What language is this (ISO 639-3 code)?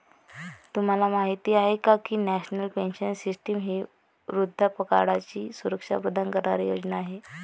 mar